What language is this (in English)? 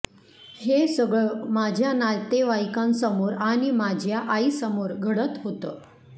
Marathi